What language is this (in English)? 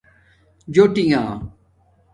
Domaaki